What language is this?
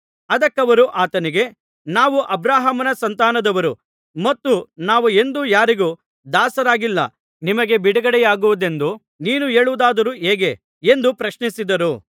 Kannada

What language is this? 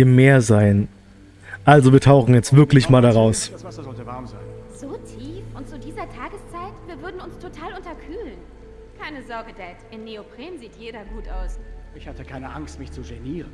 German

